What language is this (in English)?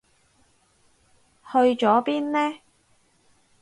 Cantonese